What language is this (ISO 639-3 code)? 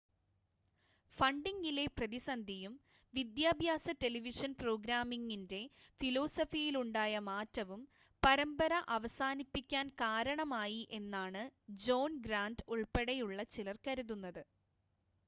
mal